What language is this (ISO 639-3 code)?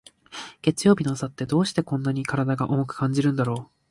jpn